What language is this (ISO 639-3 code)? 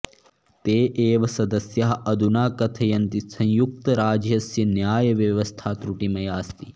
san